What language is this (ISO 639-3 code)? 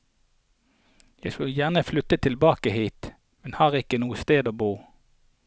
nor